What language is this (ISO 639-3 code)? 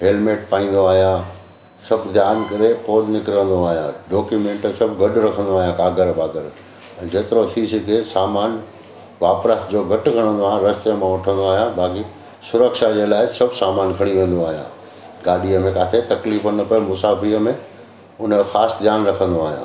snd